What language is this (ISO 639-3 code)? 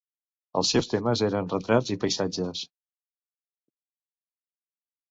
cat